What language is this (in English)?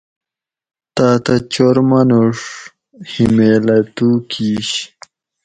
Gawri